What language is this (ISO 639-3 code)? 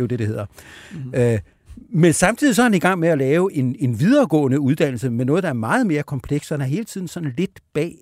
dan